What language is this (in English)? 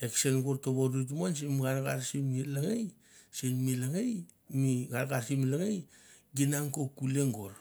Mandara